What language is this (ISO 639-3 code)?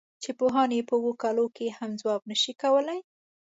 pus